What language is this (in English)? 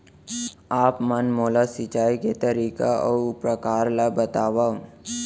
Chhattisgarhi